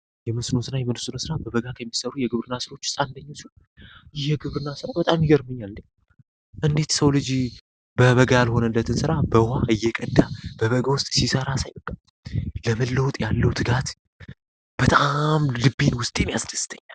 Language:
Amharic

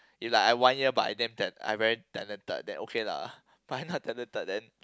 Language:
English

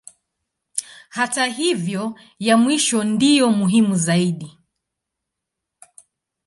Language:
Swahili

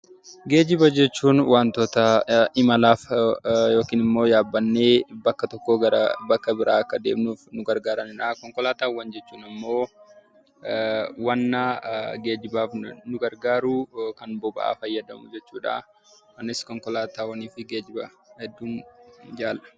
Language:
Oromo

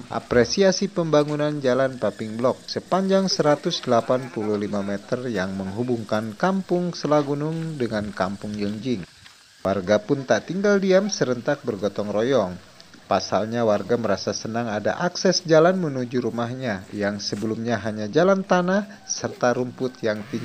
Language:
Indonesian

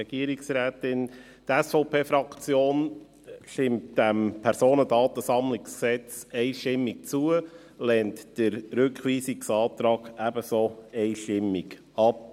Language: Swiss German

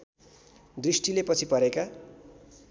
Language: Nepali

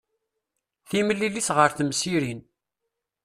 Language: Kabyle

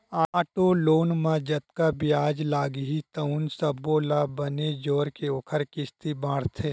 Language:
Chhattisgarhi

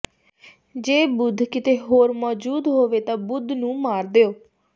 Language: Punjabi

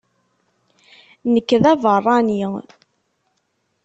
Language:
Kabyle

